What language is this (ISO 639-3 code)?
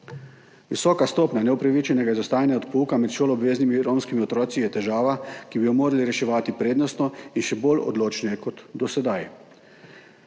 slv